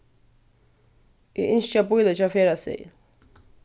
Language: Faroese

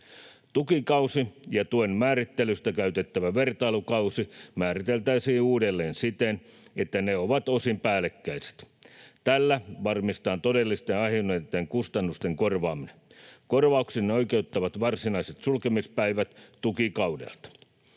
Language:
Finnish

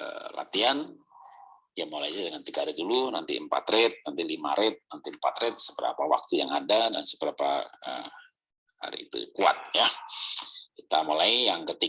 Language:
Indonesian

